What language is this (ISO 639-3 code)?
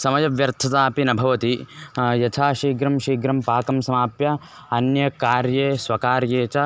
san